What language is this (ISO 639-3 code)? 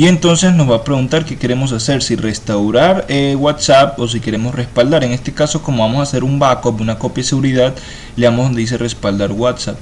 spa